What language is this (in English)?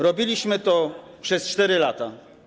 Polish